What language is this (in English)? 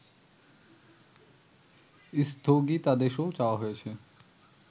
Bangla